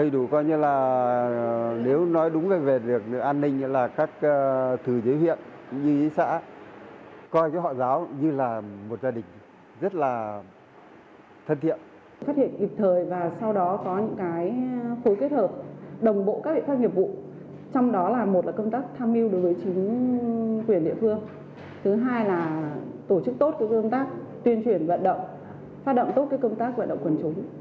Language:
Vietnamese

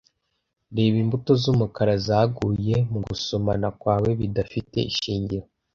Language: Kinyarwanda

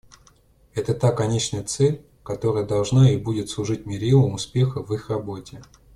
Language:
Russian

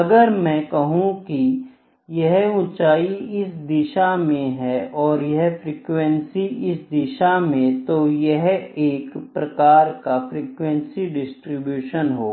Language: Hindi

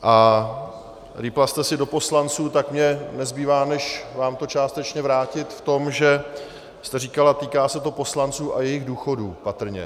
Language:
Czech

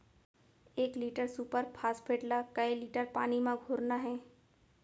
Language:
Chhattisgarhi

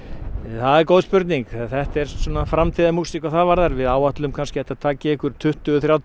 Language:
Icelandic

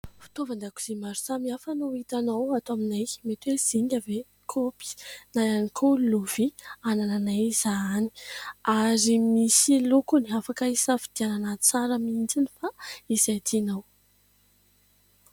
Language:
Malagasy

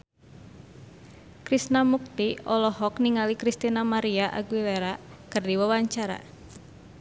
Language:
Sundanese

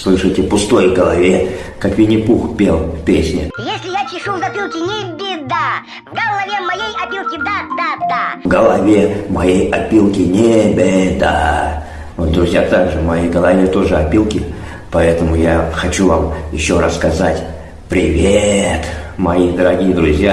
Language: Russian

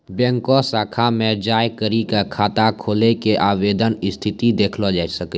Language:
Maithili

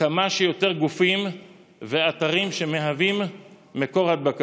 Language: Hebrew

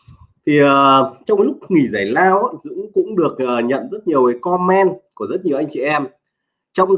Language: Vietnamese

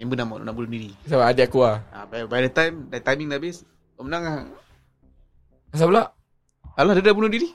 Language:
Malay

